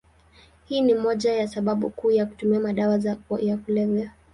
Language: Swahili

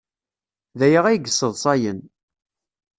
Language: Kabyle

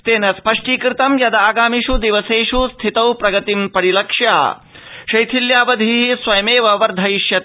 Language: Sanskrit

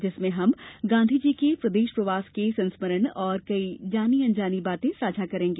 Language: Hindi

